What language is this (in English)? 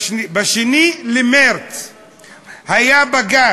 Hebrew